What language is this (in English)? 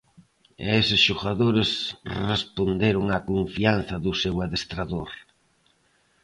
Galician